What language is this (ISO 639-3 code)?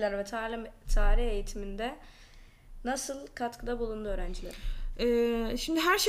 tur